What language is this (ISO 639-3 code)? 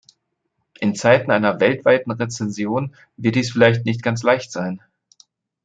deu